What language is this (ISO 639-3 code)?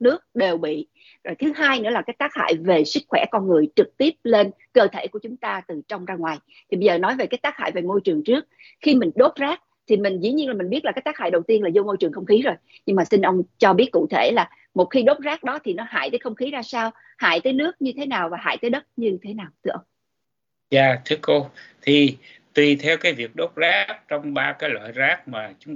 vie